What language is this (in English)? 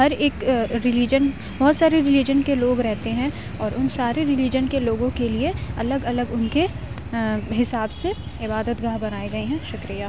Urdu